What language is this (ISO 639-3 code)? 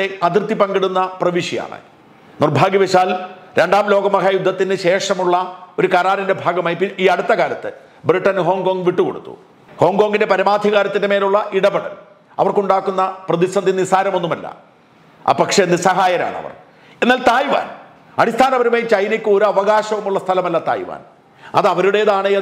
ind